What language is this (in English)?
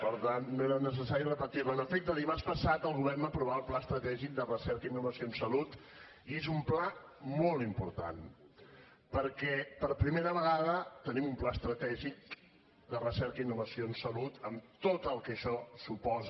Catalan